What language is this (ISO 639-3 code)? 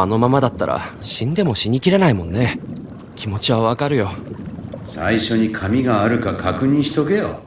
jpn